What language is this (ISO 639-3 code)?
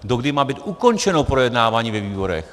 ces